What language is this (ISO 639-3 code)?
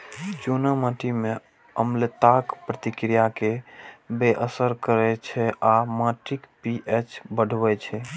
mai